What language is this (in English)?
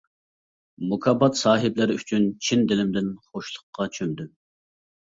Uyghur